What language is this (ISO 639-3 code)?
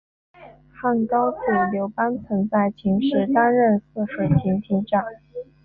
zho